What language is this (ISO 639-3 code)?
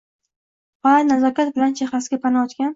uzb